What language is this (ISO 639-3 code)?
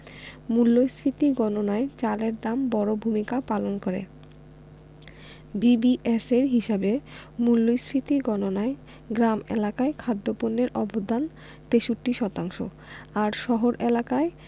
ben